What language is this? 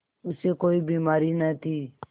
Hindi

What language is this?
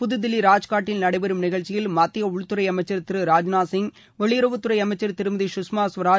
Tamil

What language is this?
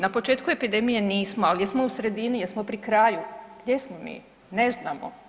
Croatian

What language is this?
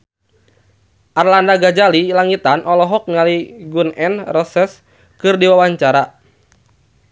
Sundanese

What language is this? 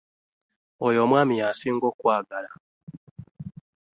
Ganda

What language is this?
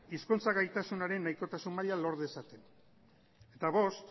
Basque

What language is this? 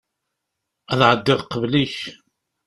Kabyle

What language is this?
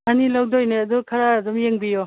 Manipuri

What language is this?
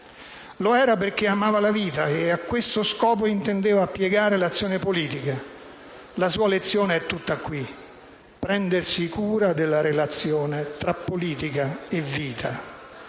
Italian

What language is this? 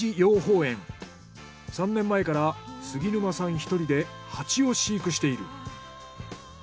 Japanese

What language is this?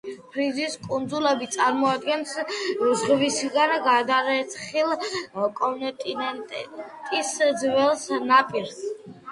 Georgian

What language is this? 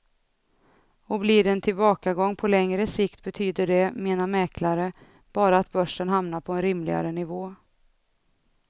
Swedish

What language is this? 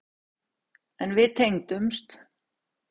Icelandic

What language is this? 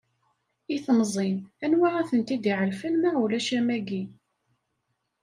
Kabyle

